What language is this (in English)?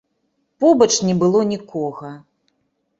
Belarusian